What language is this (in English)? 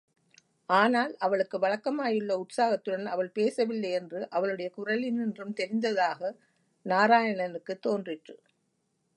Tamil